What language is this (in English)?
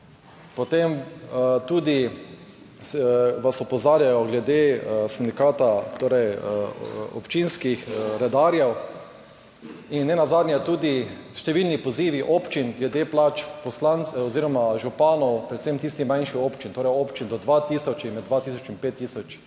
Slovenian